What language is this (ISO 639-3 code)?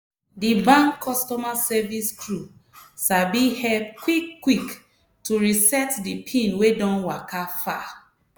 pcm